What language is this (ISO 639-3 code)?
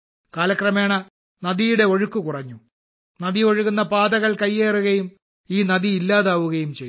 mal